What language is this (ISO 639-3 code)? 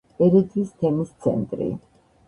kat